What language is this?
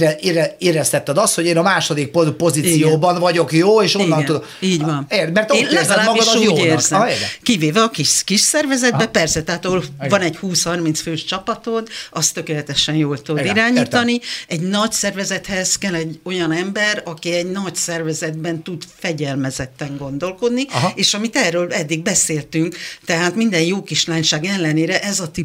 Hungarian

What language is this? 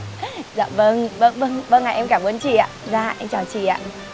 Vietnamese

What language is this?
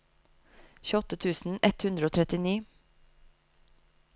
Norwegian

